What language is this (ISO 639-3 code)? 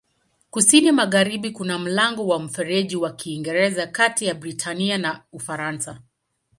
swa